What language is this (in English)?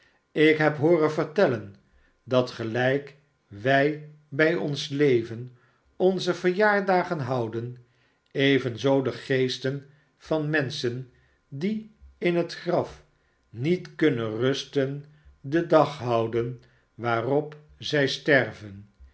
Dutch